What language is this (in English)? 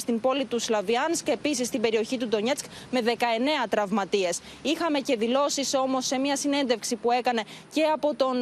Greek